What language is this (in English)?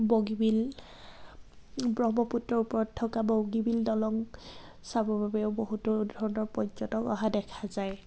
Assamese